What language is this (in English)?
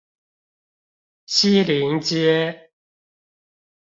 Chinese